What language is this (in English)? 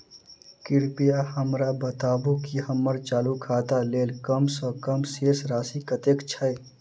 Maithili